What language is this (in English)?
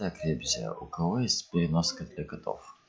Russian